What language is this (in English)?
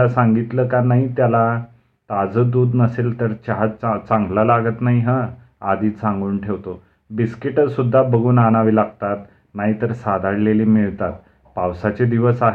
Marathi